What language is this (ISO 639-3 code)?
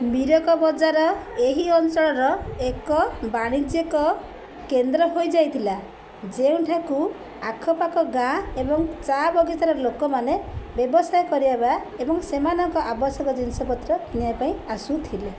ori